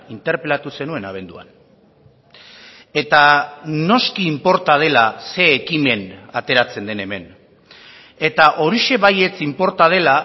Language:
Basque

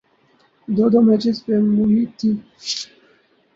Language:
Urdu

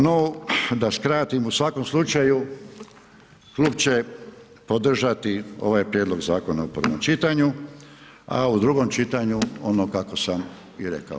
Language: Croatian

